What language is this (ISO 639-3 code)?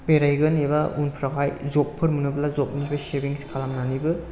brx